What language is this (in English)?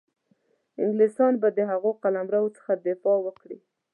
Pashto